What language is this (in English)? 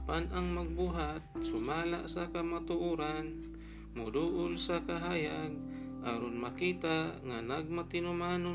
Filipino